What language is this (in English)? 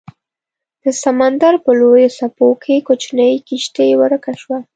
Pashto